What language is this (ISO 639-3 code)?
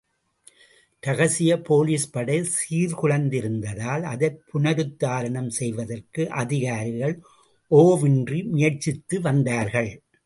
tam